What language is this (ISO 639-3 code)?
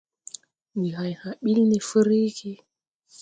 tui